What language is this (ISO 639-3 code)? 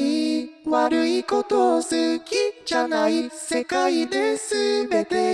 jpn